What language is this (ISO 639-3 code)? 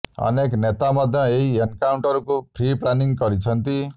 ori